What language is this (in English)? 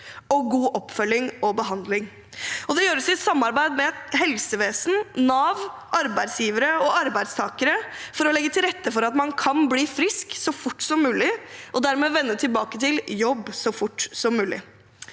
Norwegian